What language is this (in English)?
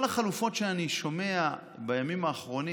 Hebrew